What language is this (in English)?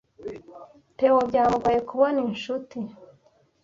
Kinyarwanda